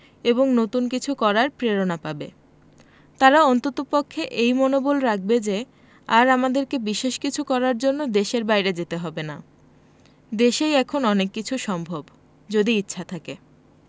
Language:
Bangla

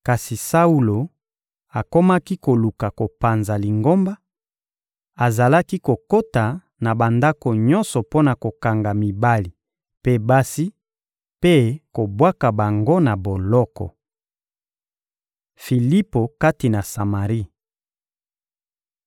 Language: Lingala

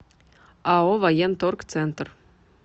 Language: Russian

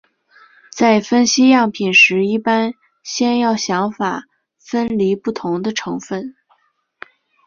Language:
Chinese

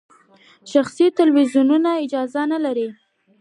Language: Pashto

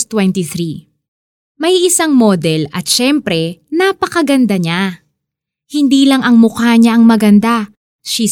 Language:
Filipino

